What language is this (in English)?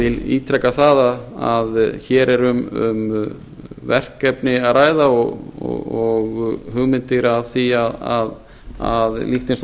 Icelandic